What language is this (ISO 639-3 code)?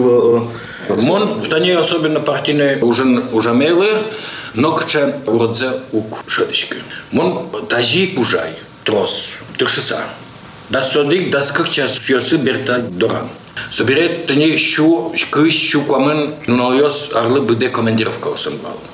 rus